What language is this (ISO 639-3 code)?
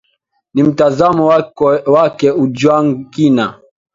swa